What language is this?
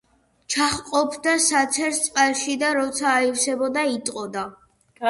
Georgian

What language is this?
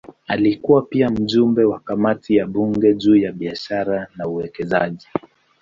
Swahili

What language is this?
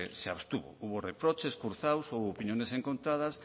Spanish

